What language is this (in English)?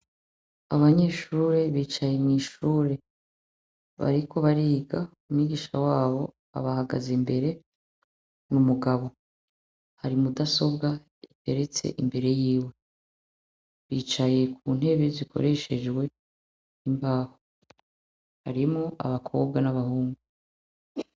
Rundi